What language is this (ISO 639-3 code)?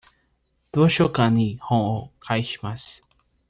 jpn